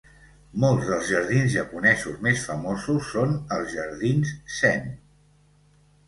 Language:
Catalan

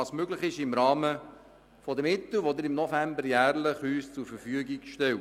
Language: Swiss German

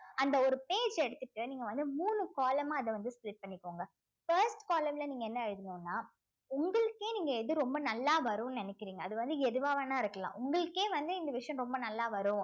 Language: Tamil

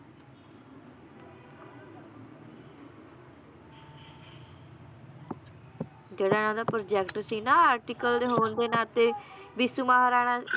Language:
Punjabi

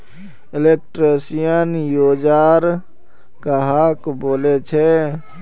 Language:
Magahi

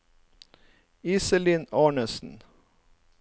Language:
Norwegian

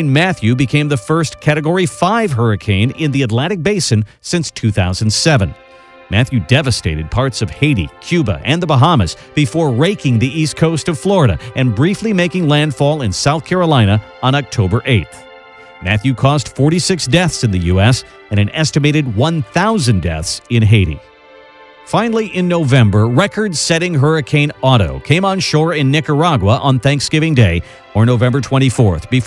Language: English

